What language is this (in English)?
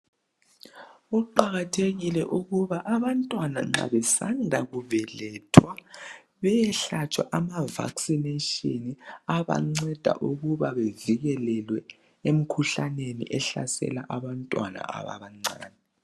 North Ndebele